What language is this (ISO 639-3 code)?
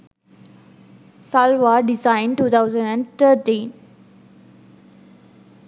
sin